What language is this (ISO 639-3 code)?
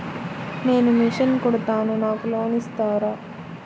tel